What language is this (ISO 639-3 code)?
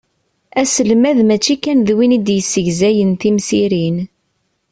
kab